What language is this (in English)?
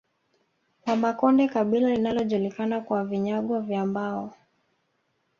Swahili